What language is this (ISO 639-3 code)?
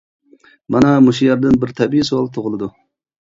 uig